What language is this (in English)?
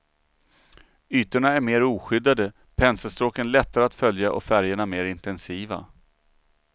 Swedish